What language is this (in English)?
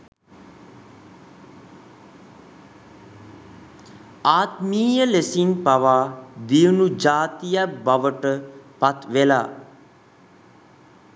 Sinhala